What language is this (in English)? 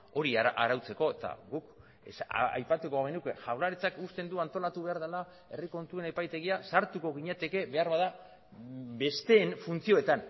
Basque